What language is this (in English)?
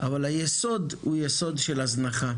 Hebrew